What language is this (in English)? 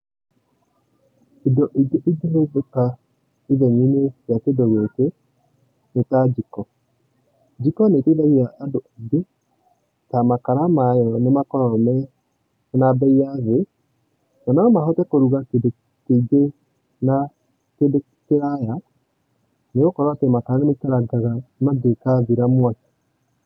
Kikuyu